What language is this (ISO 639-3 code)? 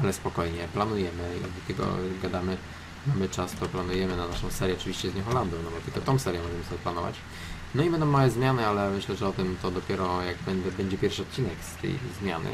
pol